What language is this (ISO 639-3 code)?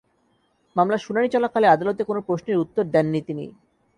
ben